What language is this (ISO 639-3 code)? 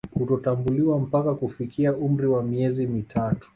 swa